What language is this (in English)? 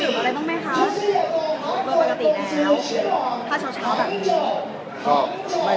Thai